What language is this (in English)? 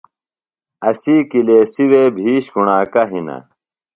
Phalura